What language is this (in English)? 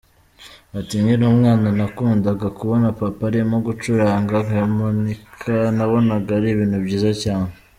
Kinyarwanda